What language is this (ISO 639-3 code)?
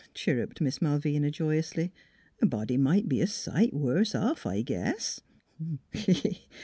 eng